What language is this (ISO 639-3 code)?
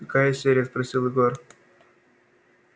rus